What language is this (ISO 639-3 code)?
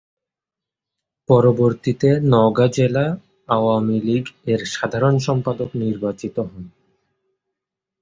ben